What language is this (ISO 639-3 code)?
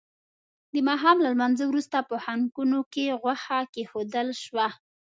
pus